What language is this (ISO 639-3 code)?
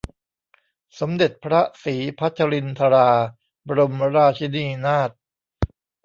tha